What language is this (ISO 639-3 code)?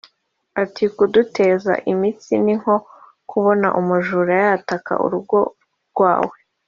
kin